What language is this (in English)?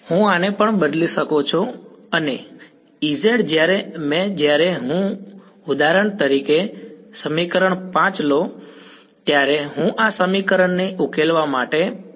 Gujarati